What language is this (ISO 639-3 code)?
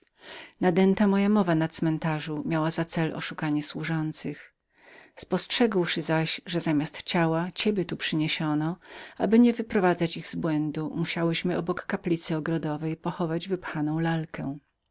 pol